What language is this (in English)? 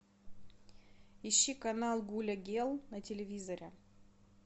Russian